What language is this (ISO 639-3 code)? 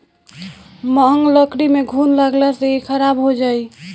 bho